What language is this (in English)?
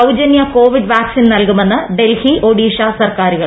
Malayalam